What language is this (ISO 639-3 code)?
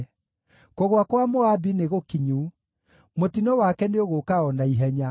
kik